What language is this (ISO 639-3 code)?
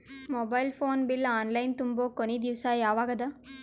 kan